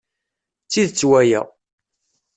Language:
Kabyle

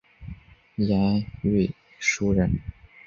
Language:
Chinese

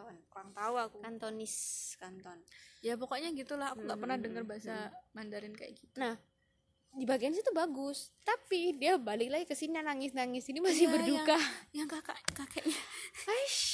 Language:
Indonesian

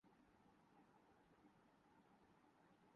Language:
Urdu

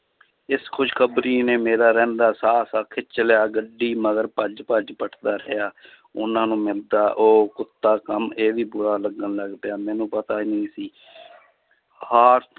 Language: Punjabi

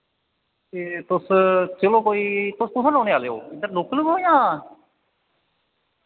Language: Dogri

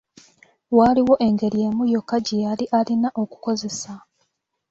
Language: Ganda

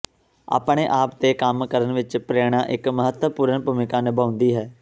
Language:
Punjabi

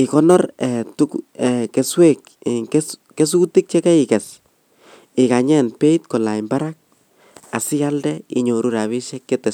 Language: Kalenjin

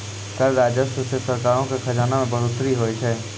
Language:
Maithili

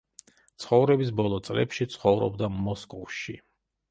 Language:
Georgian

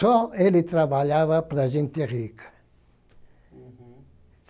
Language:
Portuguese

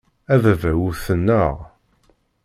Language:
Kabyle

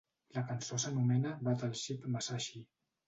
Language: Catalan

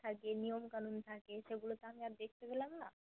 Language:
Bangla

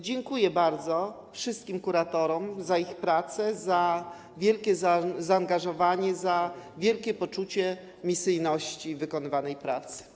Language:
Polish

